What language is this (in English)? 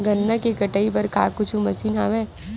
Chhattisgarhi